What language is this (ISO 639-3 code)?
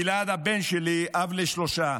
heb